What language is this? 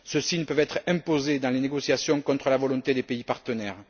French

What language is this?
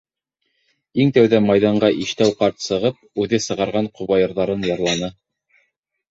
Bashkir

